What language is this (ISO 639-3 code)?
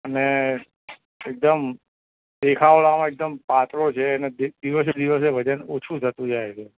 guj